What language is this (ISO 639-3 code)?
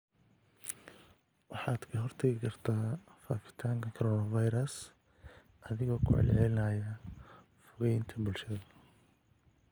som